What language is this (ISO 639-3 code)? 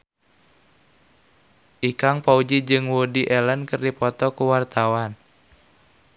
sun